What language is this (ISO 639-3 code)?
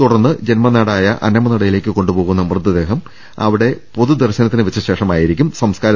mal